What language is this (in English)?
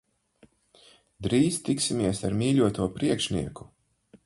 Latvian